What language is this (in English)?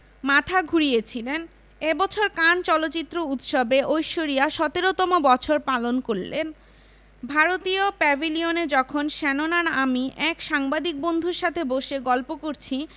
Bangla